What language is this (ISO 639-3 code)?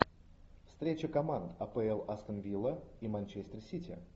rus